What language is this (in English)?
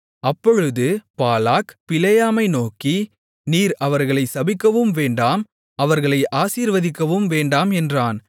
Tamil